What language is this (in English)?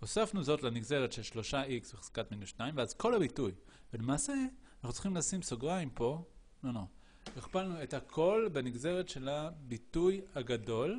Hebrew